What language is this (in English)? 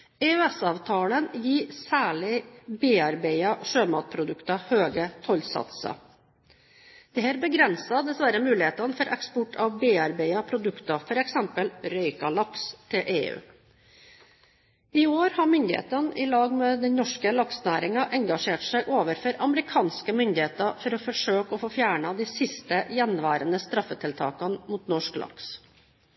Norwegian Bokmål